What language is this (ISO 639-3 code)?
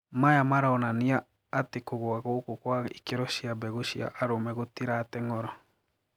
kik